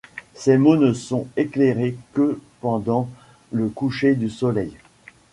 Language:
French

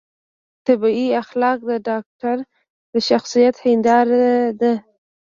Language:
Pashto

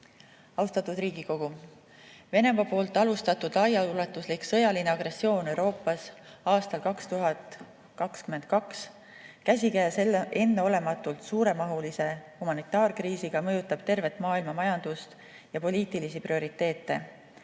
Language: Estonian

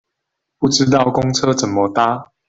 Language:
Chinese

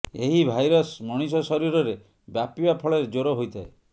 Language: Odia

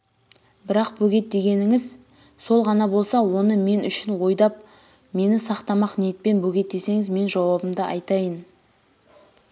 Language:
Kazakh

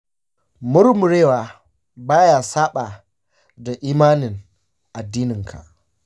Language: Hausa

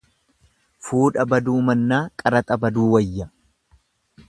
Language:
Oromo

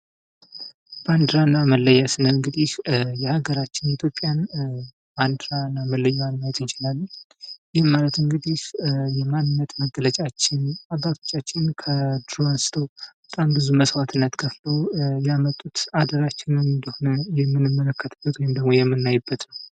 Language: Amharic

